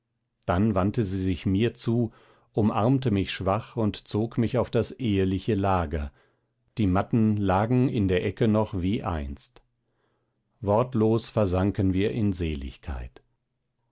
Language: German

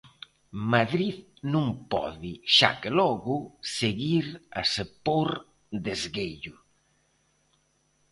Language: Galician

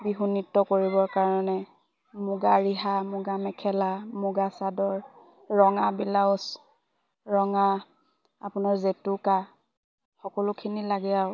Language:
Assamese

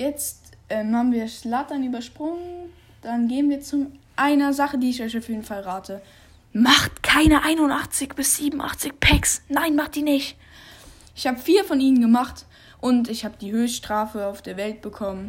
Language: German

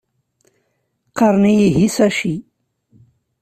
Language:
Kabyle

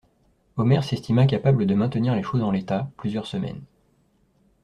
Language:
French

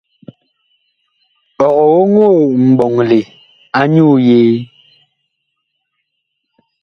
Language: Bakoko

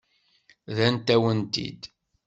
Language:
Kabyle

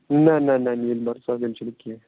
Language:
Kashmiri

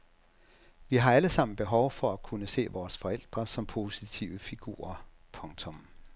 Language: Danish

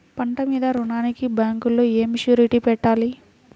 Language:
Telugu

